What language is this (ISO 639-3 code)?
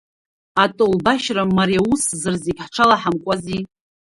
abk